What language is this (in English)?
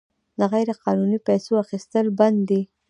Pashto